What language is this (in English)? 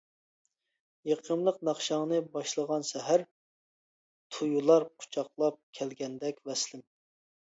Uyghur